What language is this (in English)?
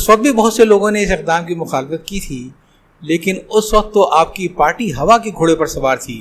Urdu